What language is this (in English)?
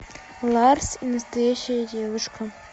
Russian